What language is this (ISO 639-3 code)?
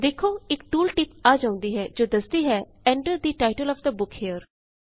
pan